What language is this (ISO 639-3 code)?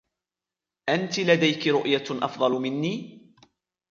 ara